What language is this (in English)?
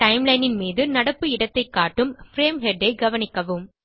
Tamil